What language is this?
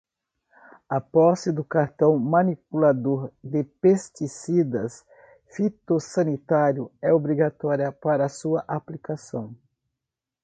Portuguese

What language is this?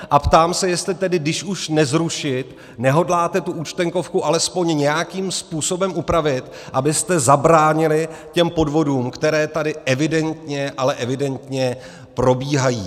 Czech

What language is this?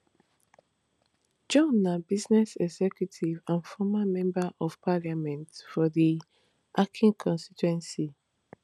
Nigerian Pidgin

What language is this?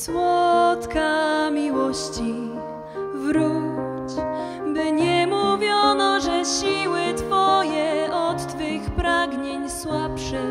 Polish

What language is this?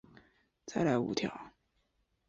Chinese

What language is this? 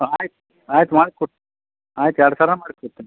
Kannada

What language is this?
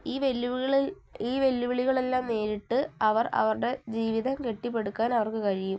Malayalam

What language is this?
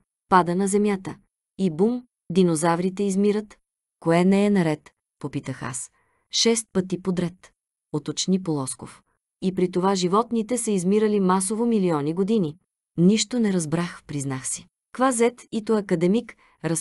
Bulgarian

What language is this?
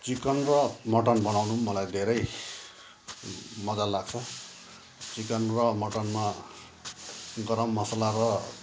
Nepali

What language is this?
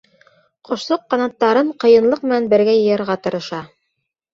Bashkir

